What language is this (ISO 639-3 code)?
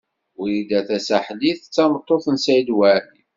kab